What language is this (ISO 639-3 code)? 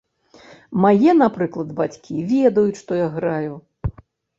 bel